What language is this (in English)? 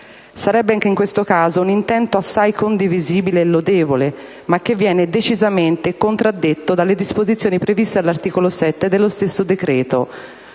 Italian